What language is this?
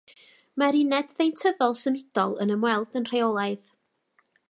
Welsh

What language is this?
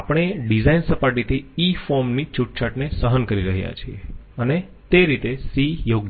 Gujarati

